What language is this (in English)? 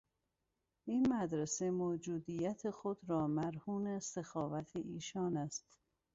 Persian